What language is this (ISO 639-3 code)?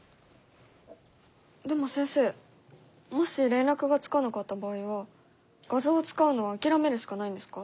jpn